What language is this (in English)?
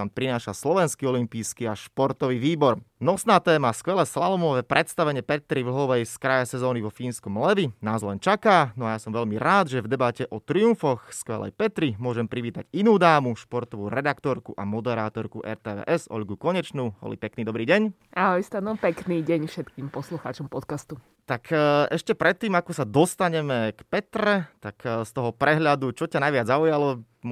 Slovak